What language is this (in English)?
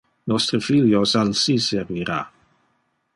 Interlingua